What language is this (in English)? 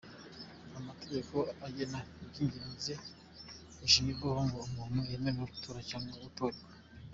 Kinyarwanda